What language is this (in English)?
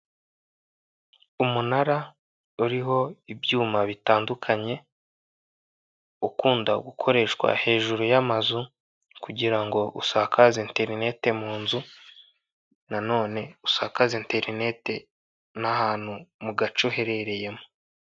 Kinyarwanda